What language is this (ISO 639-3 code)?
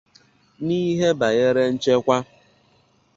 ibo